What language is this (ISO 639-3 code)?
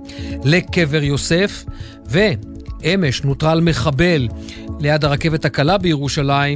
heb